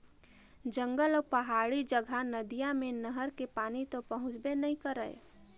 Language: Chhattisgarhi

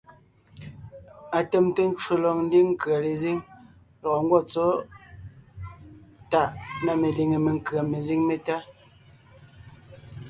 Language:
Ngiemboon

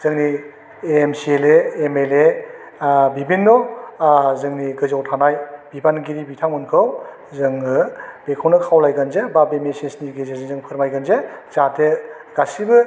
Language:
Bodo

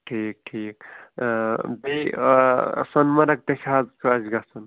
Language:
Kashmiri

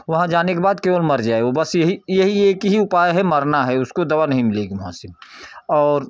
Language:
Hindi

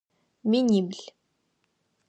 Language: Adyghe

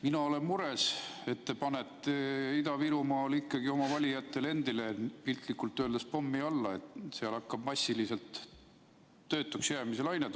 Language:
Estonian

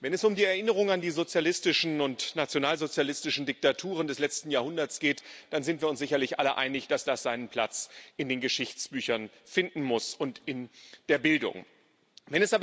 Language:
German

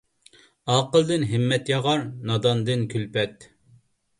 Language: Uyghur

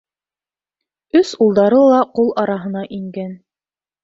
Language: Bashkir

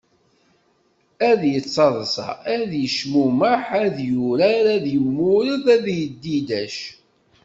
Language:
Kabyle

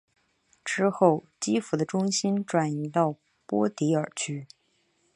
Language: Chinese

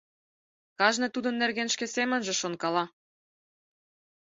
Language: Mari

